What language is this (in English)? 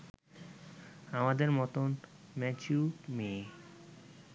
Bangla